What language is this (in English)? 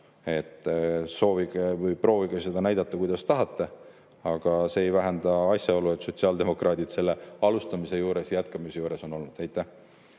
Estonian